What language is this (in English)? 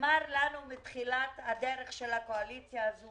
Hebrew